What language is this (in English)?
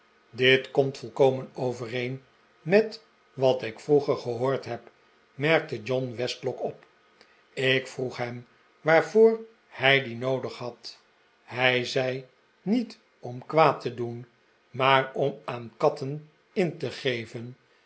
Dutch